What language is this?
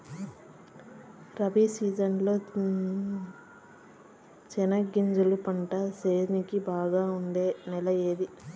Telugu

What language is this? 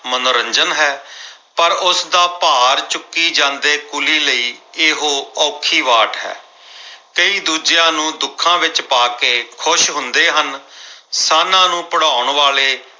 Punjabi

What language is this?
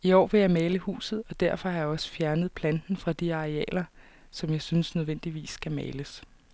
Danish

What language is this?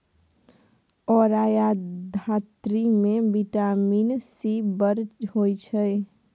Maithili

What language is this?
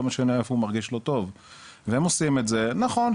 Hebrew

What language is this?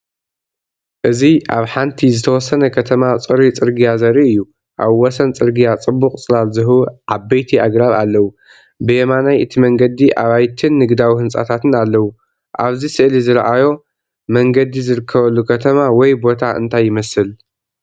Tigrinya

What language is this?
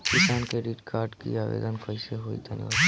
Bhojpuri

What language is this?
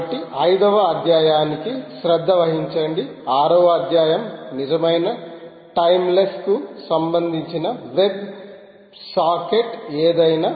Telugu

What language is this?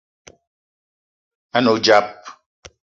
Eton (Cameroon)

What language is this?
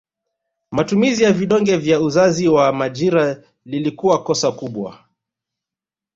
Swahili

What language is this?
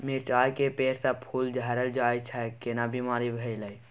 Maithili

